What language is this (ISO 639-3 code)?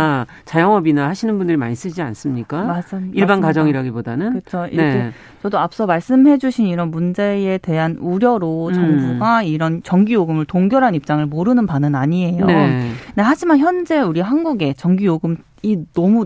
kor